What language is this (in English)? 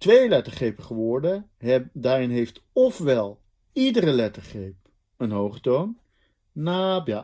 Dutch